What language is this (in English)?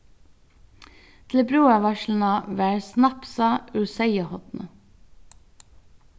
Faroese